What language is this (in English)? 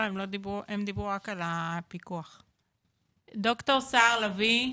Hebrew